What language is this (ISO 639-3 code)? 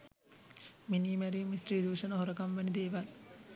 sin